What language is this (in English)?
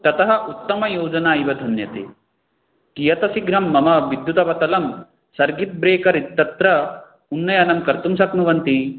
Sanskrit